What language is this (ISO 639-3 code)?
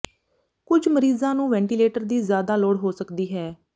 pan